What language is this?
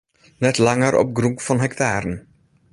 Western Frisian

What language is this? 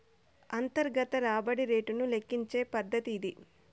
Telugu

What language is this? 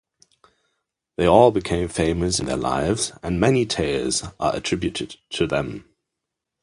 English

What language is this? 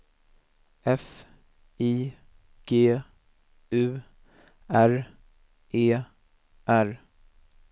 Swedish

